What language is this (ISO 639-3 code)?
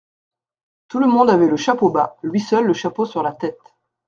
fra